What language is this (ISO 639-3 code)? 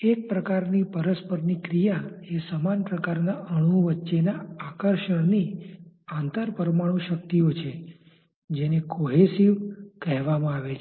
guj